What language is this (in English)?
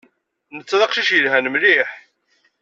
Kabyle